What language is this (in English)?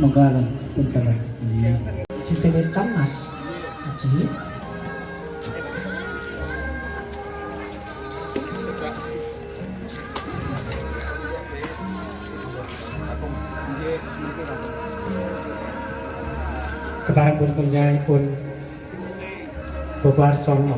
Indonesian